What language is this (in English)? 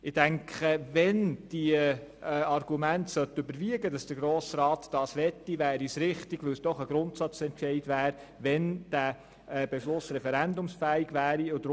Swiss German